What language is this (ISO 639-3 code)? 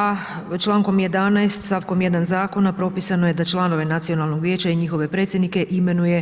hrv